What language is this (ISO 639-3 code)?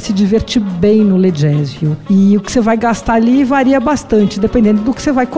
por